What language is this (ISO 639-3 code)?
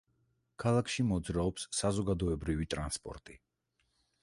kat